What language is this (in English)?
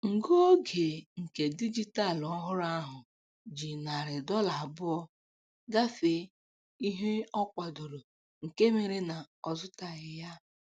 Igbo